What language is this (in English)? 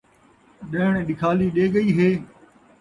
Saraiki